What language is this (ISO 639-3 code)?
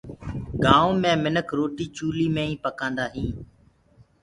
ggg